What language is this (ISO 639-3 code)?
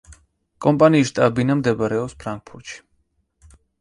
kat